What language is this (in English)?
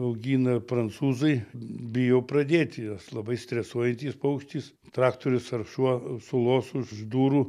Lithuanian